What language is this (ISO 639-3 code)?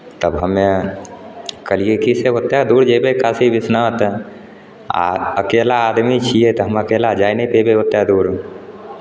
mai